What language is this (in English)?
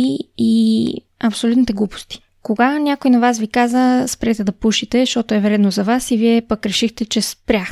Bulgarian